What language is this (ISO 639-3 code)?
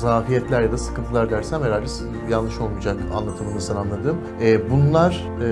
tur